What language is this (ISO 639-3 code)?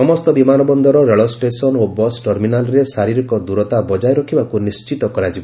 ori